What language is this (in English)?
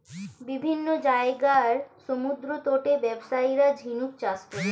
Bangla